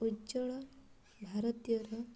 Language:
Odia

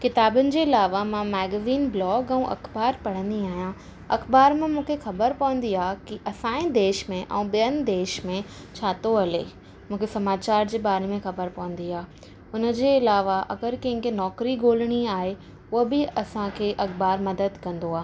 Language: Sindhi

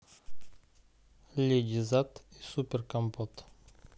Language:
Russian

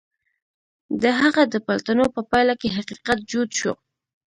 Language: Pashto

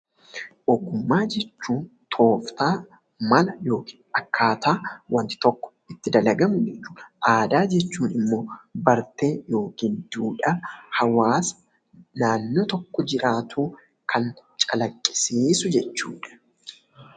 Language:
Oromo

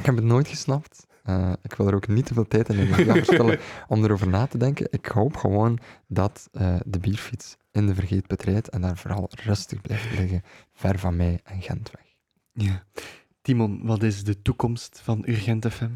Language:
Dutch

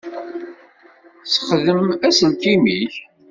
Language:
Kabyle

